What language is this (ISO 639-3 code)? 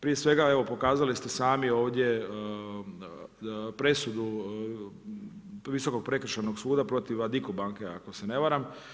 hrv